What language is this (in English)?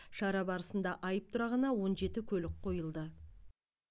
Kazakh